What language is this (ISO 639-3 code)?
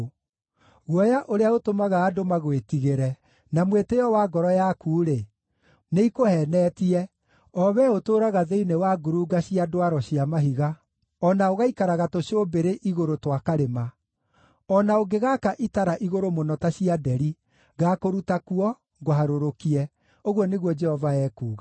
kik